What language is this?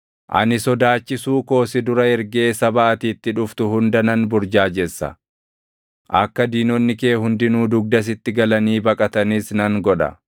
Oromo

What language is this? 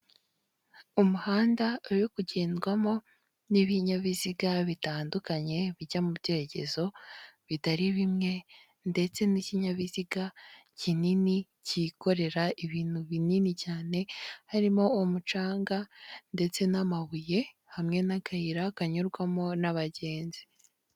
Kinyarwanda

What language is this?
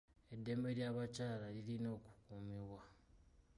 Ganda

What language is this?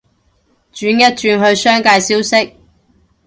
Cantonese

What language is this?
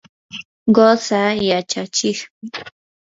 Yanahuanca Pasco Quechua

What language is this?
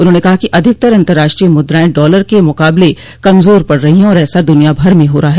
Hindi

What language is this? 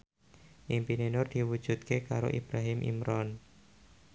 Javanese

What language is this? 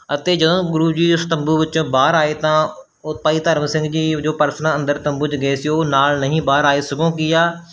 Punjabi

